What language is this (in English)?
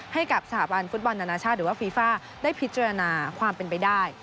Thai